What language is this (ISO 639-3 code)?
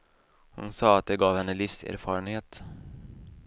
swe